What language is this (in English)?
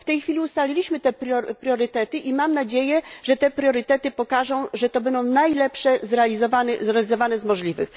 Polish